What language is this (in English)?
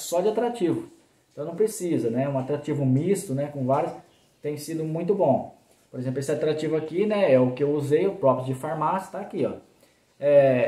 Portuguese